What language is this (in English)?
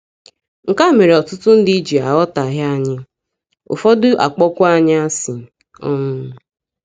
Igbo